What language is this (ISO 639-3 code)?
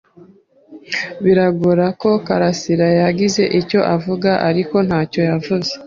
kin